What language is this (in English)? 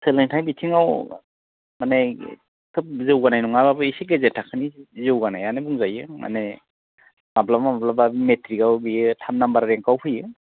Bodo